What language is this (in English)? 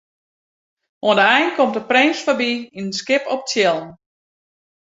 Western Frisian